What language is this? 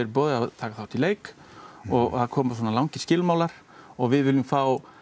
Icelandic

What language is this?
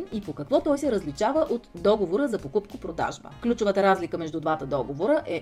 Bulgarian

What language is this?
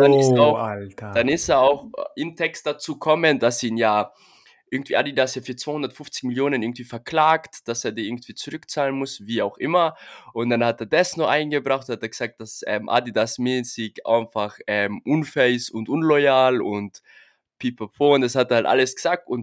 German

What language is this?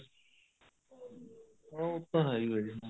Punjabi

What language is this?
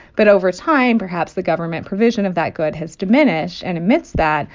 English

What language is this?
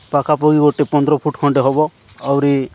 Odia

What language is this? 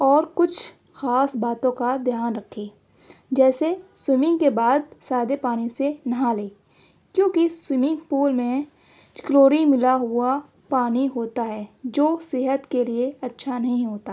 Urdu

